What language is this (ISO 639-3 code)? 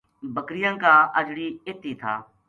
gju